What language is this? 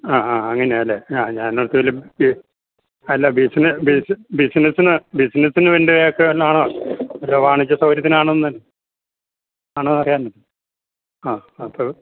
Malayalam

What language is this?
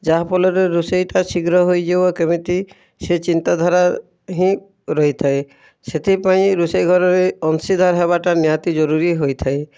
Odia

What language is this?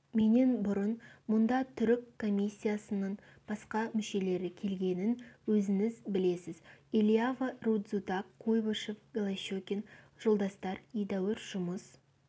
Kazakh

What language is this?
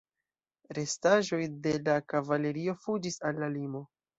Esperanto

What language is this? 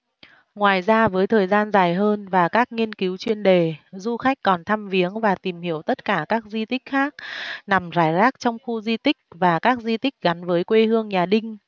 Vietnamese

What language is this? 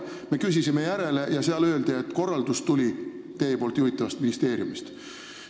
Estonian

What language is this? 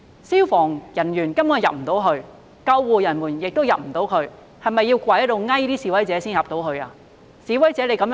Cantonese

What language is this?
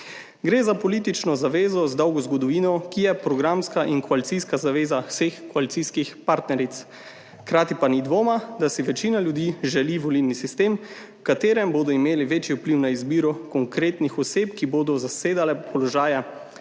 Slovenian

